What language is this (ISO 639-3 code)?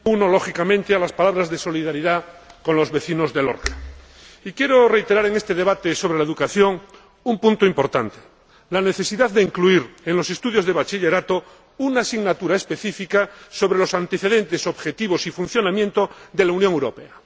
spa